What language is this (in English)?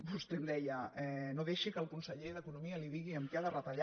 Catalan